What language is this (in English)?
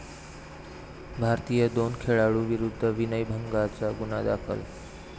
Marathi